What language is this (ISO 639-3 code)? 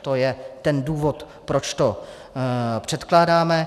ces